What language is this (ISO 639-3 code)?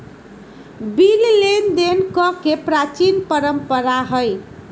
mag